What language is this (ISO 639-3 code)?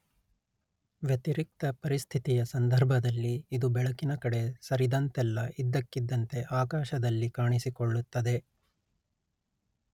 kan